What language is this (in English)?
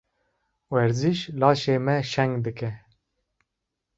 Kurdish